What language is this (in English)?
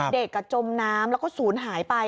Thai